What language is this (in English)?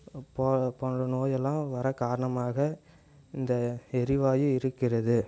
Tamil